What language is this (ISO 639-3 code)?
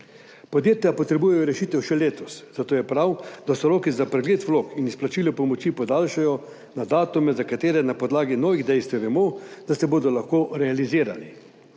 slv